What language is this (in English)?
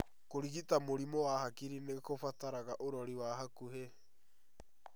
Kikuyu